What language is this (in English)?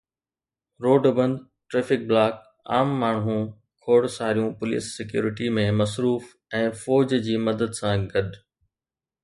Sindhi